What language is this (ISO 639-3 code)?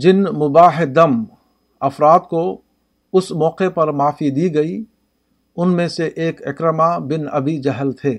urd